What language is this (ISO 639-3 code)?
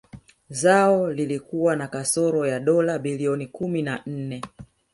swa